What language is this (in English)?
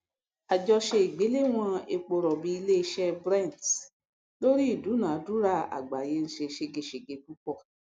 Yoruba